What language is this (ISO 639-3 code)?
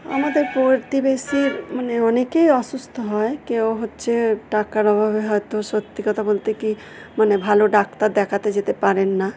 ben